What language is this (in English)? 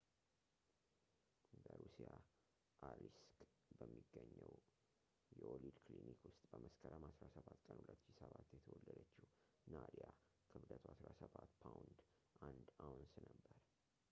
Amharic